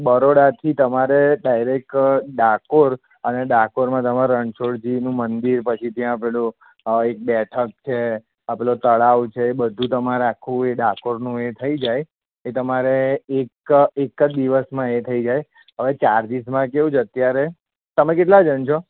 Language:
Gujarati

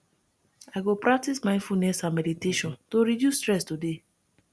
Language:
Nigerian Pidgin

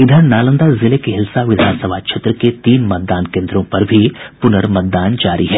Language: Hindi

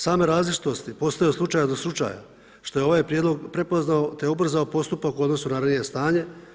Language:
Croatian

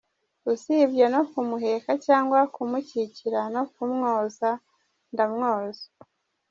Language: Kinyarwanda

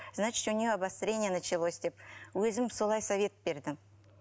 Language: Kazakh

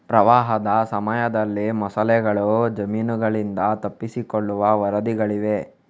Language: Kannada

